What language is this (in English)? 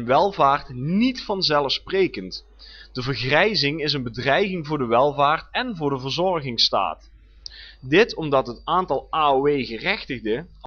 Dutch